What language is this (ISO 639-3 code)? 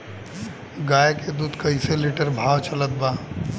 bho